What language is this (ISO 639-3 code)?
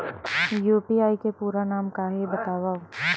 hne